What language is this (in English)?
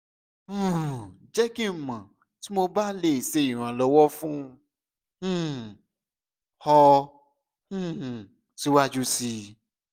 Yoruba